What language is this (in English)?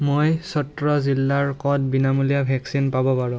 Assamese